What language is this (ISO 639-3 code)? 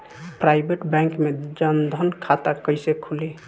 bho